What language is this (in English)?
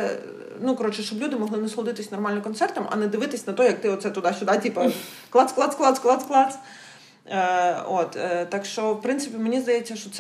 Ukrainian